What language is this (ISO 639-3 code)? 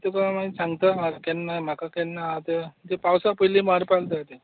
kok